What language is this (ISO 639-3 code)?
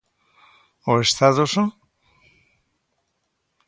glg